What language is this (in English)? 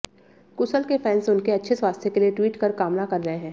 Hindi